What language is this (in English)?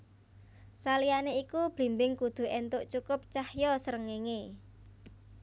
Javanese